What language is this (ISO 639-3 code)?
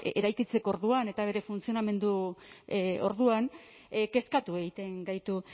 eus